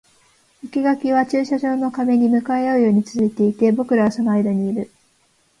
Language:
Japanese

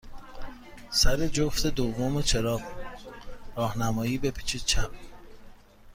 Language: Persian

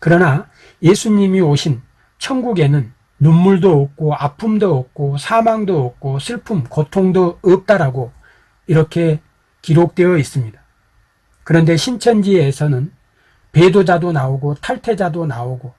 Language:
Korean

